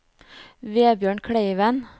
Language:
Norwegian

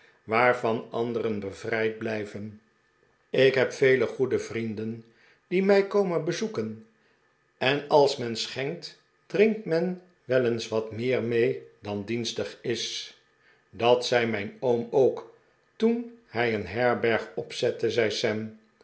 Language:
Dutch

